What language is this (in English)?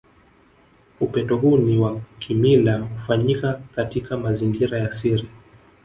Swahili